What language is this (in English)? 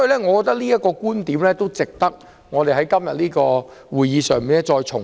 Cantonese